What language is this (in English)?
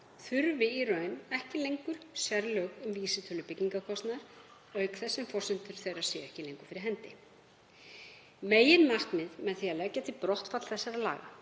Icelandic